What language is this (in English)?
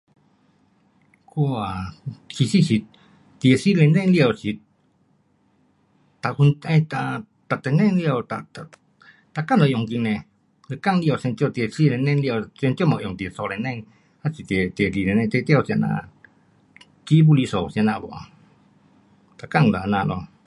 Pu-Xian Chinese